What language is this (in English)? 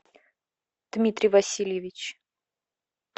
Russian